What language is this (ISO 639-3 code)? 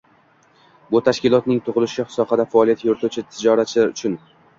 uzb